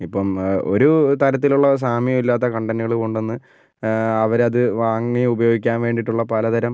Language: Malayalam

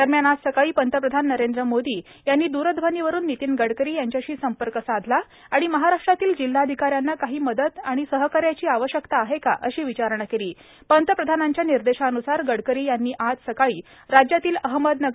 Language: Marathi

